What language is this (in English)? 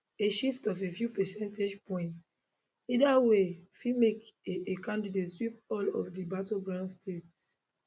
Nigerian Pidgin